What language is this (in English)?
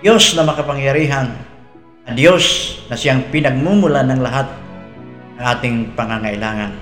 Filipino